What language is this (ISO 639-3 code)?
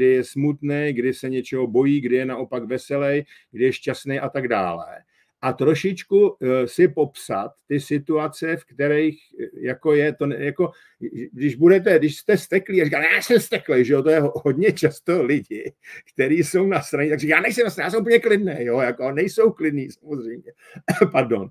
ces